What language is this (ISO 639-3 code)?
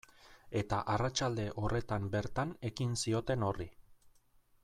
eus